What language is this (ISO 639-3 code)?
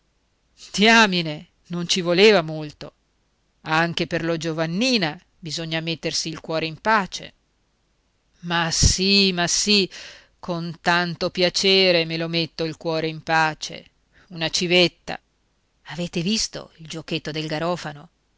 ita